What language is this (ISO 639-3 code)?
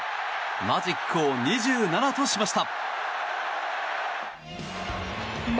jpn